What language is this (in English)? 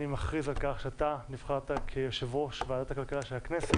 Hebrew